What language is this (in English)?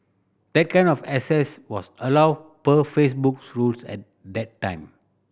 English